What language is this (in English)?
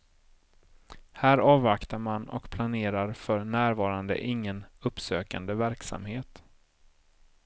Swedish